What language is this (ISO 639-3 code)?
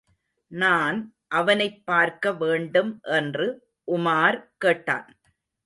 tam